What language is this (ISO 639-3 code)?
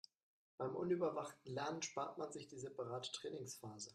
deu